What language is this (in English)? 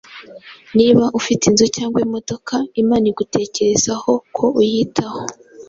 Kinyarwanda